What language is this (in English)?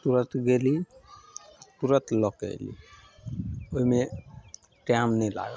Maithili